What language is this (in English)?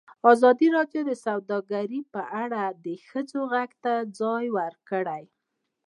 Pashto